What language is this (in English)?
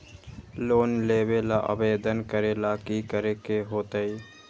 Magahi